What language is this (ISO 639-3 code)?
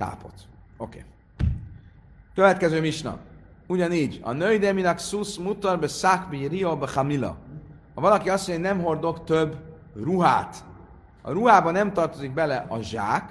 hun